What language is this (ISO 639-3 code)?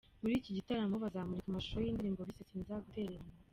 kin